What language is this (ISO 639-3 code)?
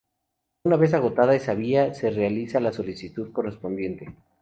spa